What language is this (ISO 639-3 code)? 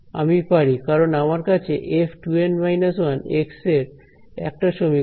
ben